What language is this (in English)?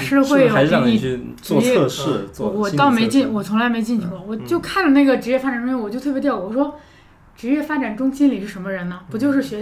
Chinese